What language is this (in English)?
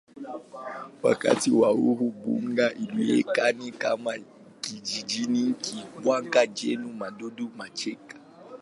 Swahili